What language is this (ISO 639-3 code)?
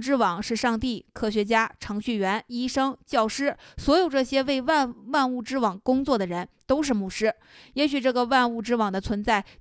zho